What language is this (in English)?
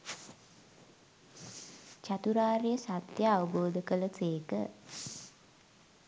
Sinhala